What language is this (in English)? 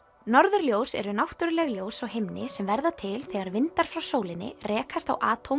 Icelandic